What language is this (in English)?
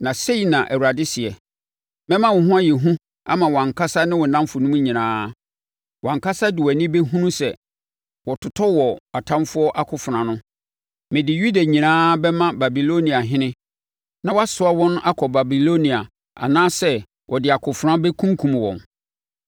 Akan